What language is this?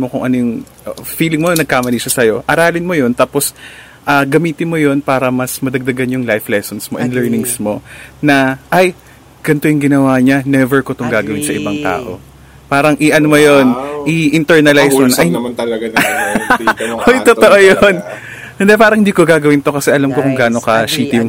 Filipino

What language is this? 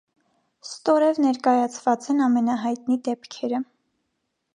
Armenian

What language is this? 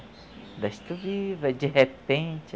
Portuguese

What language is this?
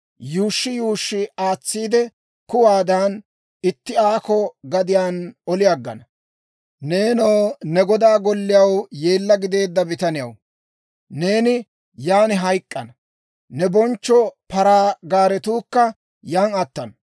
Dawro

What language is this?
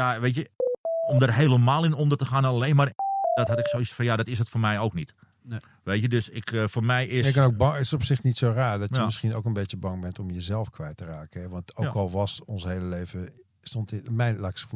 Dutch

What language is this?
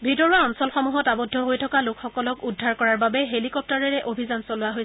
Assamese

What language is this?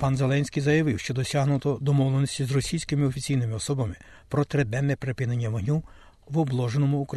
Ukrainian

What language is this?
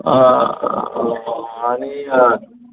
Konkani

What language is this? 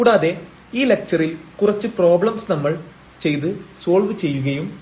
Malayalam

